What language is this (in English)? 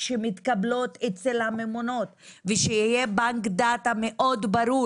Hebrew